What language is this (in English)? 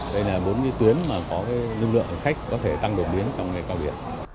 Vietnamese